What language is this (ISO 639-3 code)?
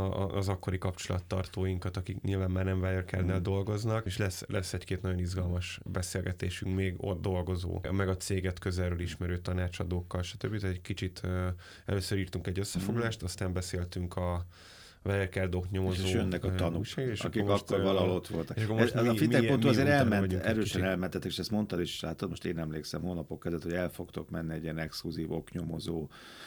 hun